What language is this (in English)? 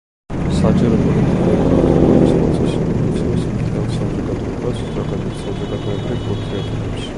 Georgian